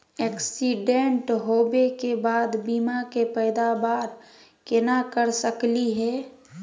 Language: Magahi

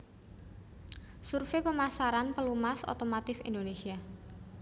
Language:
Javanese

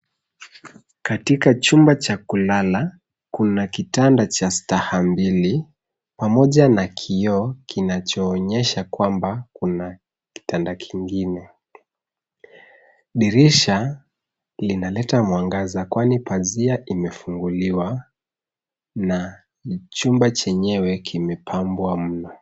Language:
Swahili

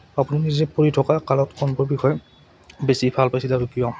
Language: Assamese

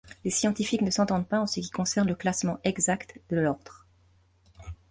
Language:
French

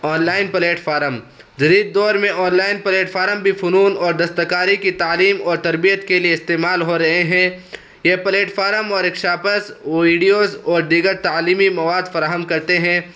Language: Urdu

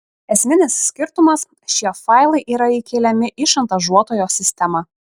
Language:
Lithuanian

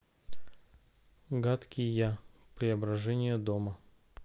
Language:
Russian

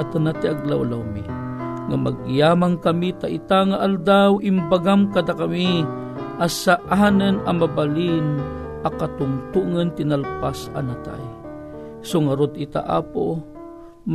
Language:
Filipino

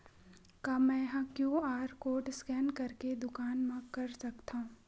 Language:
Chhattisgarhi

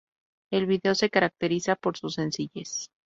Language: Spanish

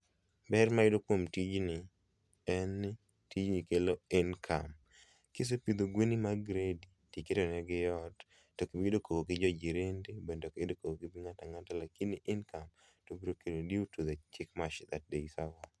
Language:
Luo (Kenya and Tanzania)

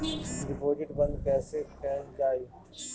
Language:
Bhojpuri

